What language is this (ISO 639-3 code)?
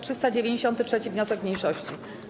pol